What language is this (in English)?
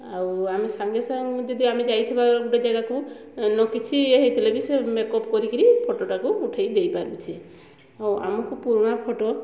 Odia